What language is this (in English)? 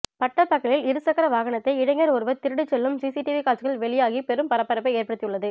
Tamil